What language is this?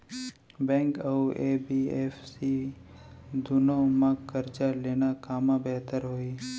Chhattisgarhi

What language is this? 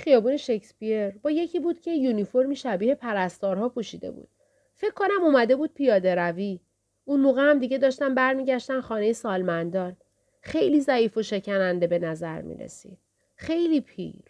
Persian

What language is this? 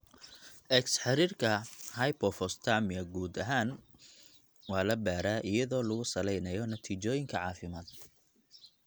Somali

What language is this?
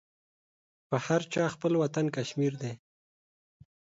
Pashto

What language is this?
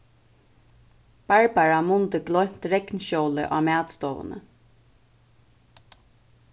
Faroese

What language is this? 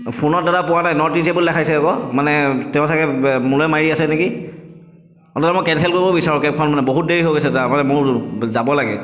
Assamese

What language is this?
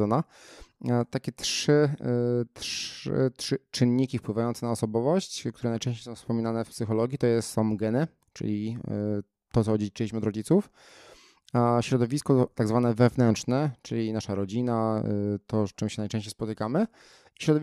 Polish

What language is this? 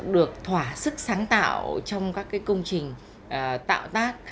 Vietnamese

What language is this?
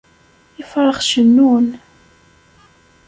Kabyle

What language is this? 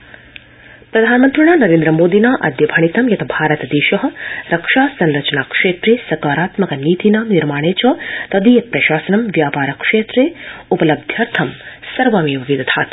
Sanskrit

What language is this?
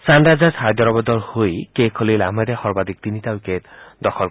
Assamese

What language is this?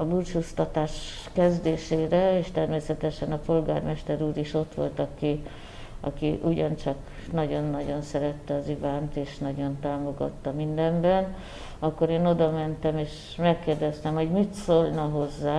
Hungarian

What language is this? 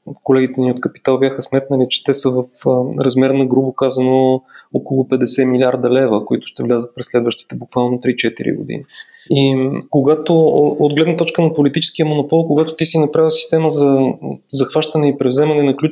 Bulgarian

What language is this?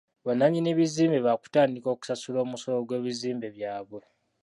Ganda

